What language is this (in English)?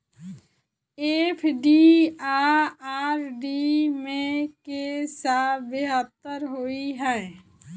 Maithili